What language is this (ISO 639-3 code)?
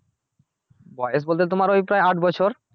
ben